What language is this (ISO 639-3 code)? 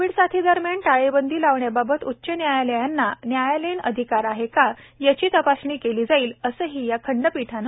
mar